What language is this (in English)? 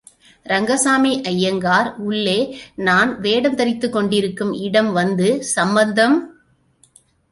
Tamil